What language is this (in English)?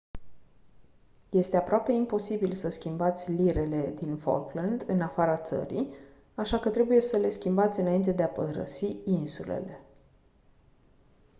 Romanian